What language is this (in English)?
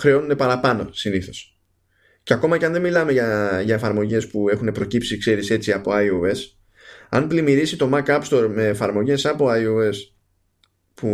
Greek